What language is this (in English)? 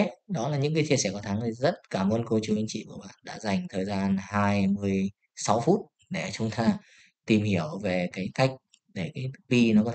Vietnamese